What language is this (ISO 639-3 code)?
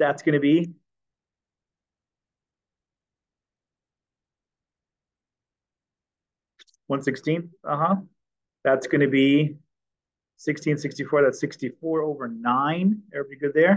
eng